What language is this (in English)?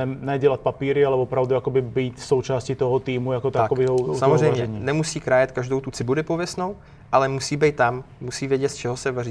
Czech